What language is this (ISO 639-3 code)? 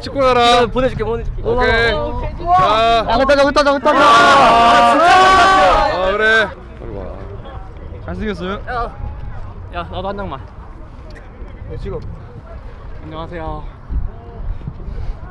kor